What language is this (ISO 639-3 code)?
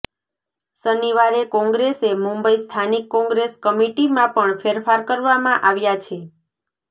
guj